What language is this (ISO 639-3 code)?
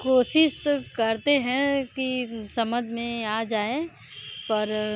hin